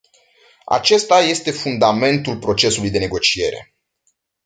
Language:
Romanian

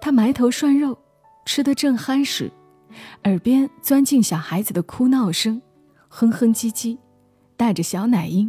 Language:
Chinese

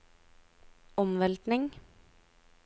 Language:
Norwegian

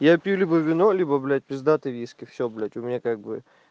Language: Russian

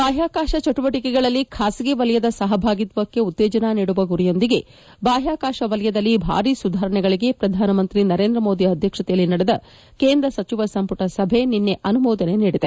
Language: Kannada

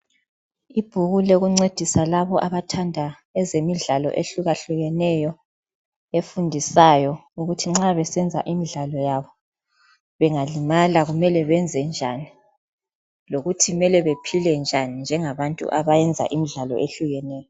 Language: North Ndebele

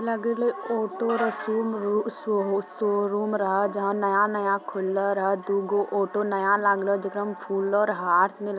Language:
Magahi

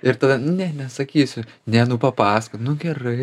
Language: Lithuanian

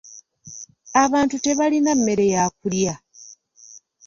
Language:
Ganda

